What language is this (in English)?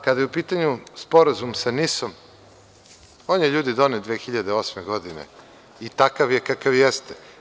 Serbian